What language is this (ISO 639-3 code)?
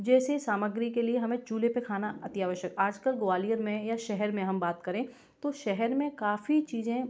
hin